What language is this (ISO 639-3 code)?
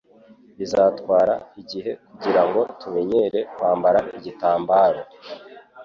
kin